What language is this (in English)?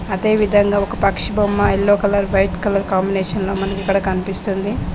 Telugu